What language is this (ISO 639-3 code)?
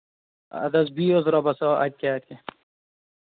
kas